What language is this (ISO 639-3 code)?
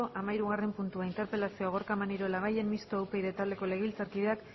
eus